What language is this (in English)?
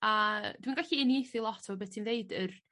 Welsh